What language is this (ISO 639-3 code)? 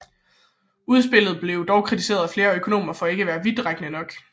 dan